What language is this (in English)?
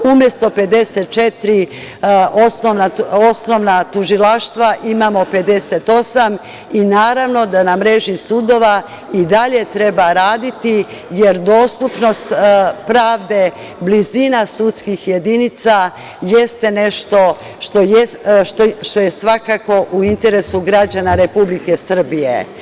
Serbian